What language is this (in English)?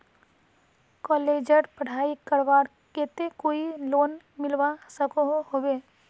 Magahi